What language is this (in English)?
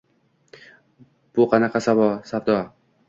Uzbek